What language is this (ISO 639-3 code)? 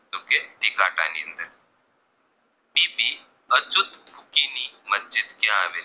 guj